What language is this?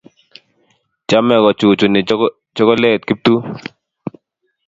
Kalenjin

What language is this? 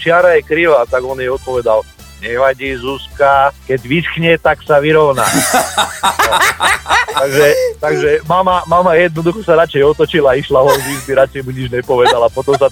Slovak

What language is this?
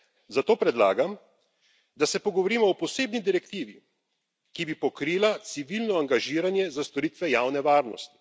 Slovenian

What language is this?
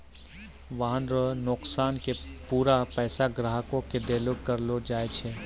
Maithili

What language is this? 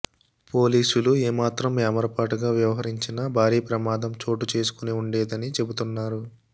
Telugu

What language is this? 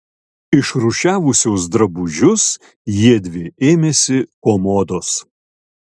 Lithuanian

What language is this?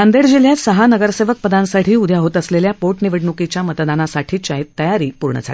Marathi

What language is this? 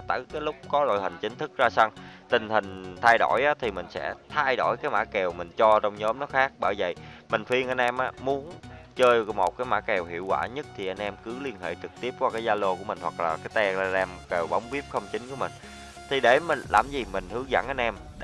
Vietnamese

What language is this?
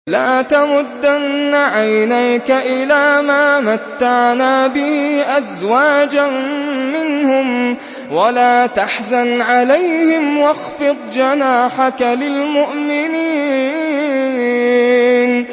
Arabic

